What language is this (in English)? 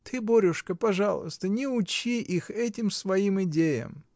Russian